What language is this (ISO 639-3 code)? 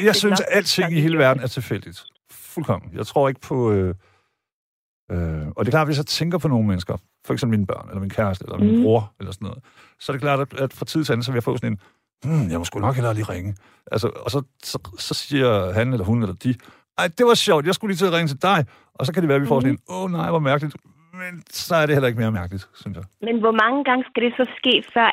dan